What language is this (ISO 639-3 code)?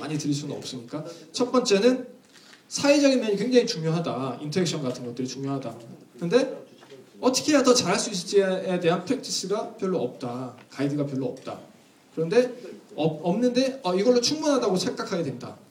kor